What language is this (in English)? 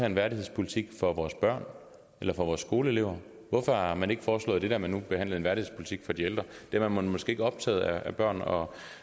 Danish